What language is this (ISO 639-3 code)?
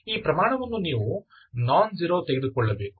kan